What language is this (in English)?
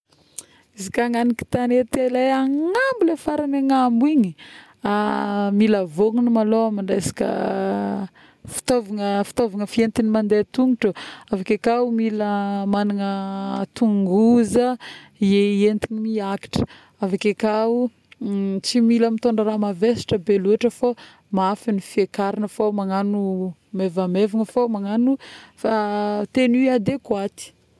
Northern Betsimisaraka Malagasy